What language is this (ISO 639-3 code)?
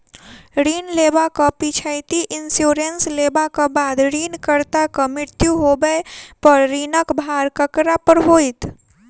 mai